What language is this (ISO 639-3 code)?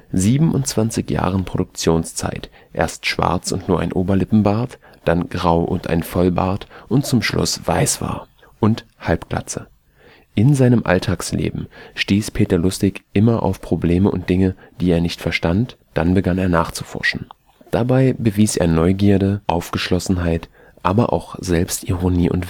deu